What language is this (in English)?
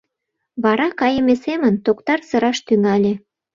Mari